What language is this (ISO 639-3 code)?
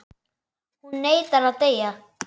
isl